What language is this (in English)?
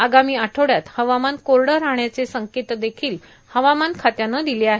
Marathi